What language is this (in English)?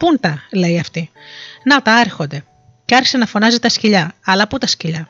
Greek